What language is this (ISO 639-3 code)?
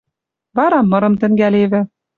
mrj